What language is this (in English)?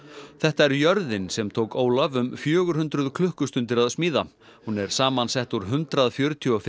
Icelandic